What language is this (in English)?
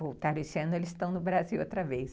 Portuguese